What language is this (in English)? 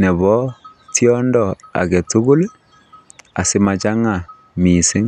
Kalenjin